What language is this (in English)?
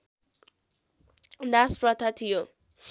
Nepali